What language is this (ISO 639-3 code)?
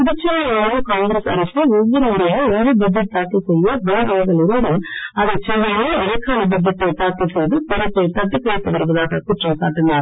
tam